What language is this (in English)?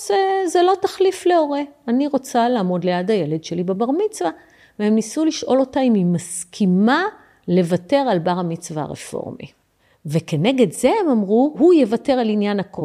Hebrew